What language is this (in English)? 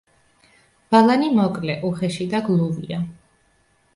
Georgian